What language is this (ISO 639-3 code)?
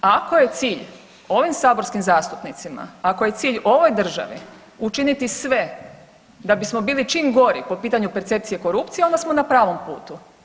hrv